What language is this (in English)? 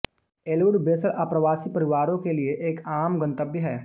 Hindi